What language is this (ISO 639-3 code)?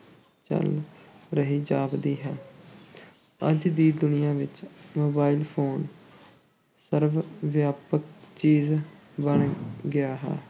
pan